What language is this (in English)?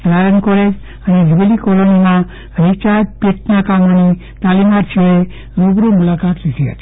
Gujarati